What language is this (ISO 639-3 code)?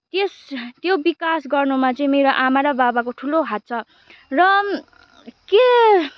nep